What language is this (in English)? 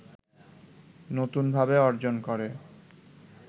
Bangla